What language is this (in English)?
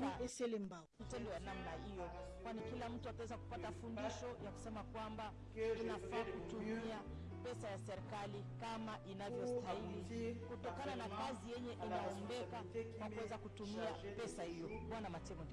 French